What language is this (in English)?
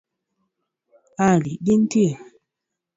Luo (Kenya and Tanzania)